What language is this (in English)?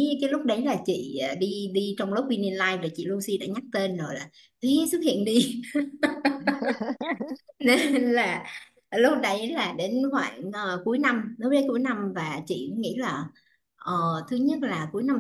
Vietnamese